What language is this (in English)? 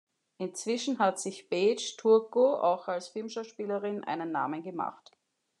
German